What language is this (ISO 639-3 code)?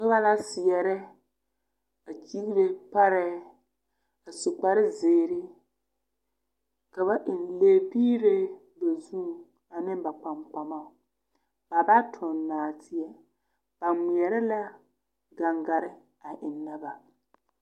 dga